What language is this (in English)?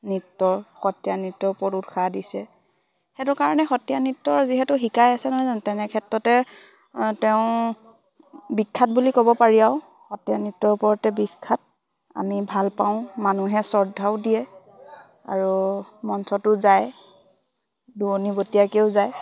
Assamese